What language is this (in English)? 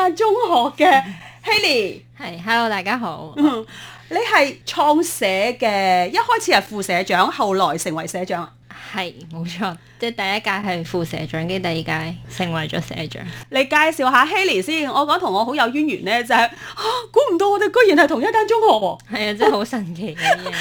Chinese